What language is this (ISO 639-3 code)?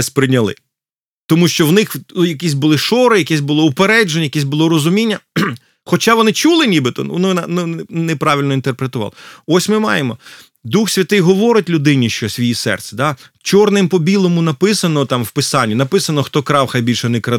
ukr